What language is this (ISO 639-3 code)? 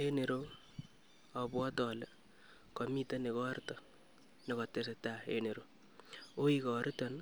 kln